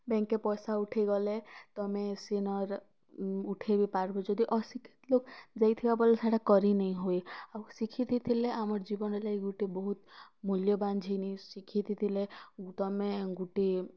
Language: Odia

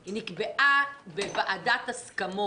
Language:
Hebrew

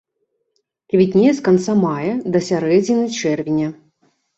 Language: Belarusian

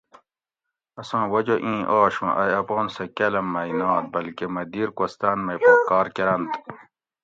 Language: Gawri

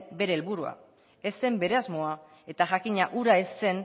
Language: Basque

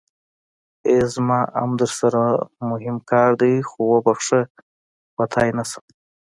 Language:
Pashto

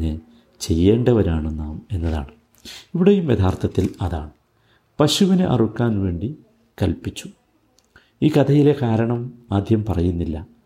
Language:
Malayalam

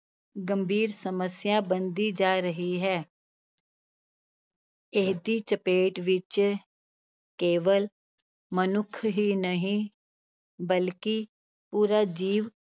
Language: Punjabi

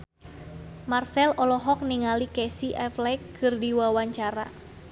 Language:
Sundanese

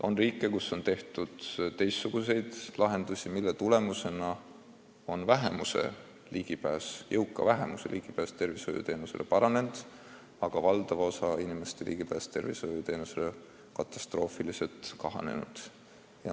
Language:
Estonian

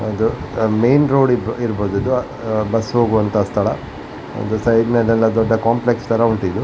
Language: Kannada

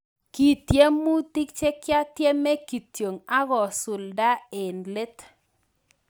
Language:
Kalenjin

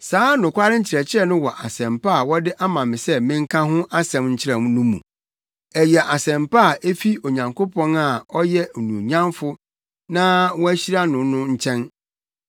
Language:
Akan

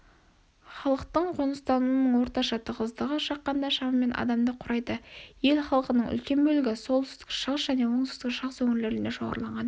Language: Kazakh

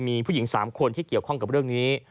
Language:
Thai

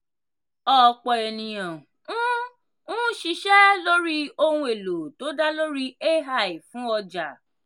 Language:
Yoruba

